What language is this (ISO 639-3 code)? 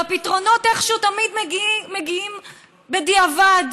heb